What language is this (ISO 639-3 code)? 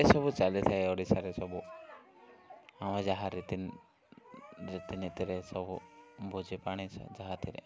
ori